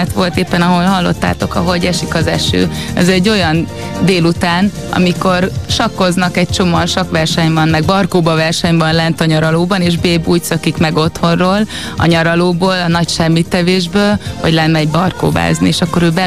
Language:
Hungarian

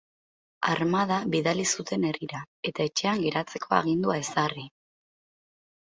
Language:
Basque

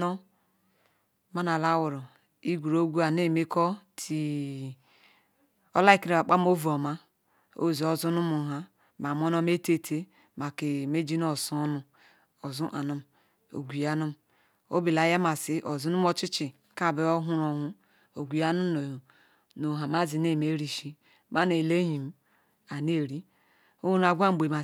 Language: Ikwere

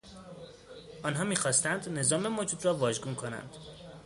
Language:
Persian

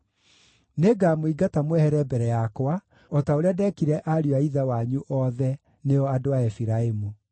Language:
Kikuyu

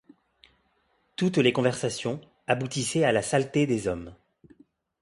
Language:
French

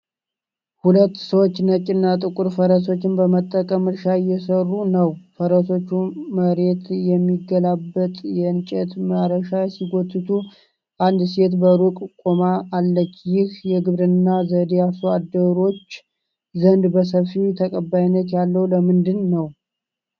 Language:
Amharic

